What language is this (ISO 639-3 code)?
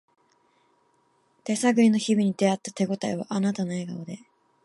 jpn